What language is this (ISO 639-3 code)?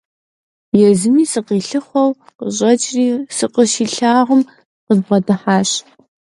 kbd